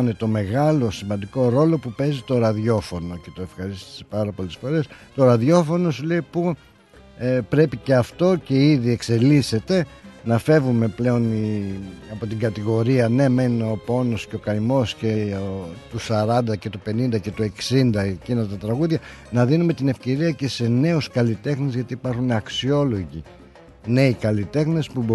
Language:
Greek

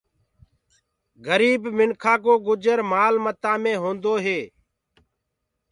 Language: Gurgula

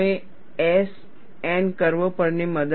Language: Gujarati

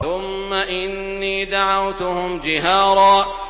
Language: Arabic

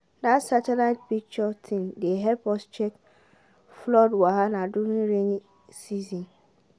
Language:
Nigerian Pidgin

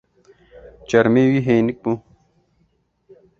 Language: Kurdish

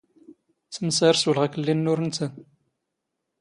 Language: Standard Moroccan Tamazight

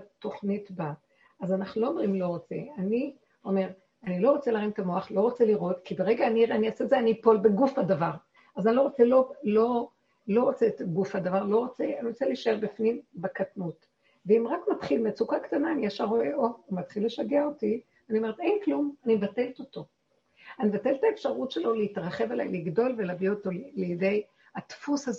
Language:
Hebrew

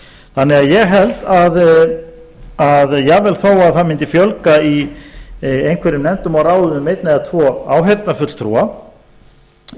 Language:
Icelandic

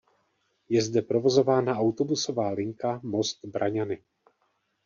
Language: Czech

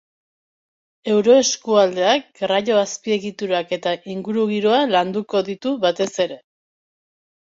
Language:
Basque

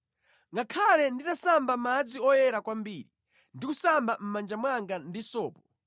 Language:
Nyanja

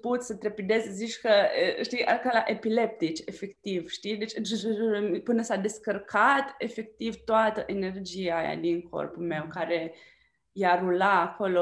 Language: Romanian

